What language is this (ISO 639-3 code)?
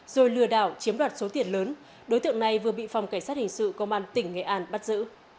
vie